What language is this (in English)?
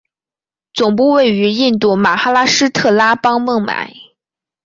Chinese